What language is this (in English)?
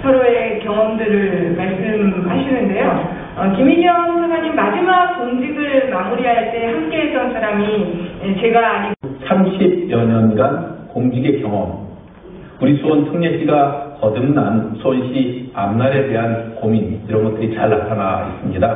Korean